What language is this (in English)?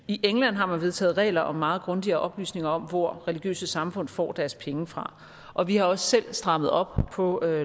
Danish